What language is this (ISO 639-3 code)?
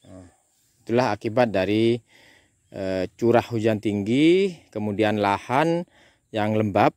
ind